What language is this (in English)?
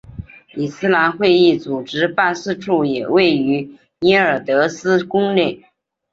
Chinese